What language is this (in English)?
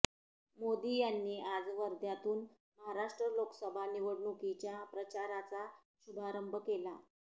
Marathi